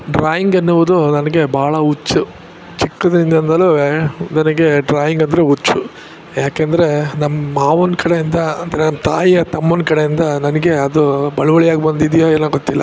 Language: Kannada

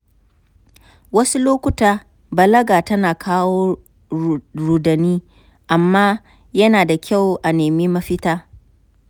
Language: Hausa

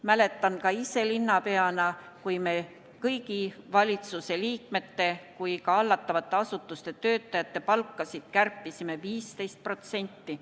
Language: Estonian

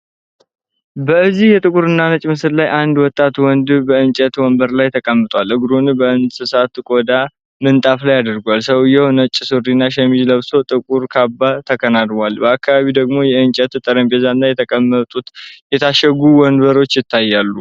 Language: Amharic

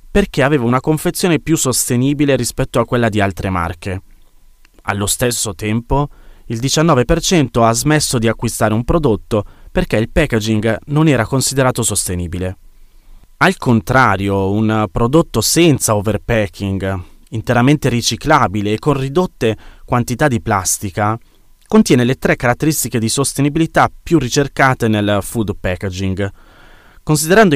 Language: Italian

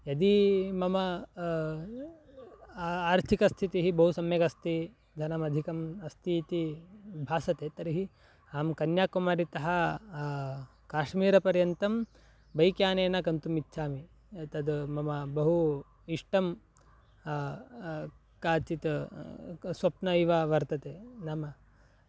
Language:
Sanskrit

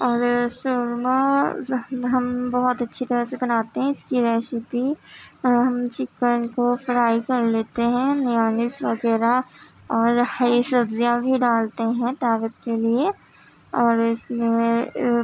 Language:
Urdu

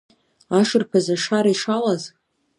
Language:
Abkhazian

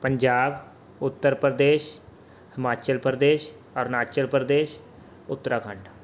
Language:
Punjabi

